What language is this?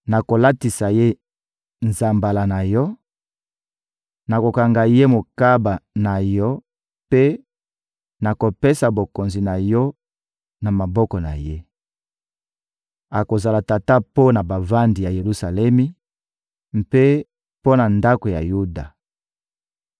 Lingala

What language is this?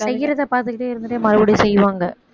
Tamil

